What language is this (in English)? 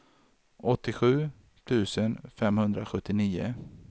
Swedish